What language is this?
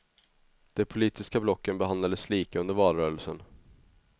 Swedish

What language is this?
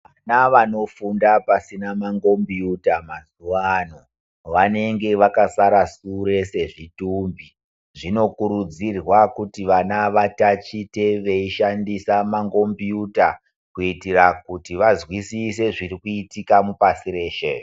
Ndau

